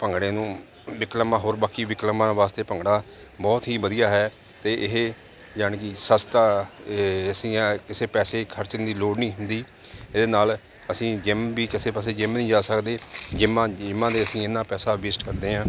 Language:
Punjabi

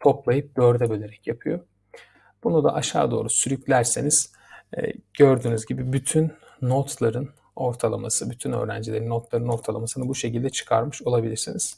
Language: Turkish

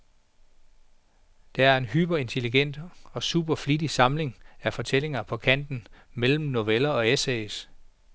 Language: Danish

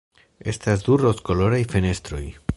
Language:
Esperanto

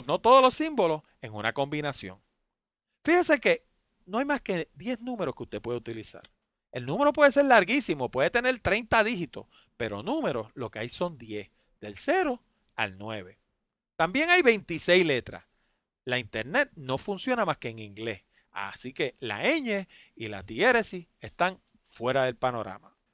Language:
Spanish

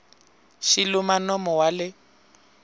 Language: Tsonga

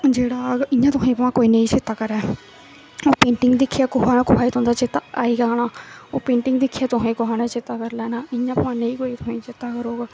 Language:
Dogri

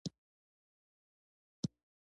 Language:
Pashto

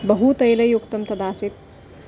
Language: Sanskrit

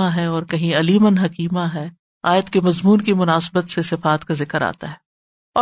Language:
Urdu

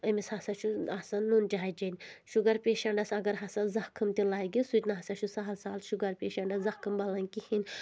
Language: Kashmiri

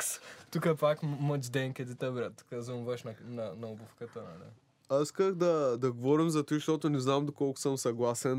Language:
Bulgarian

